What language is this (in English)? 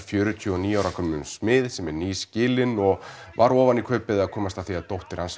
Icelandic